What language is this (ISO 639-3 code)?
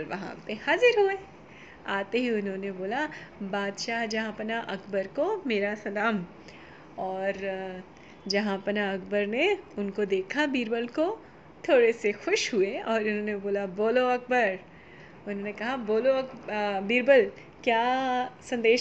hin